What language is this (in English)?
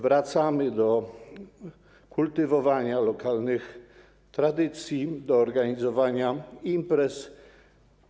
Polish